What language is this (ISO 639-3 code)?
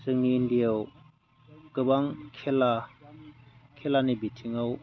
brx